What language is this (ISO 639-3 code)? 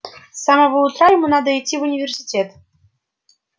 rus